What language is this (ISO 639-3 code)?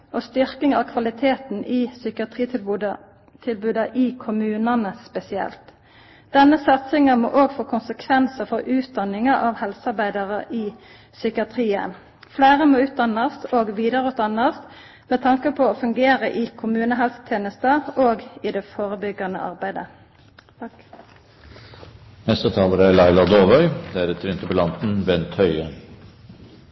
nno